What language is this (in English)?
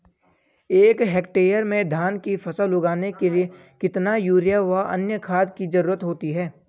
Hindi